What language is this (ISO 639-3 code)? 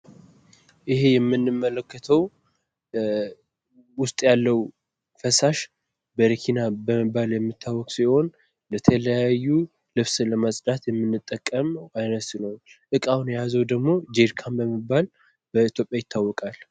amh